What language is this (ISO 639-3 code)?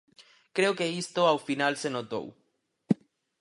glg